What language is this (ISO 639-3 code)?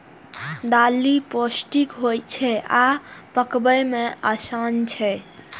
mai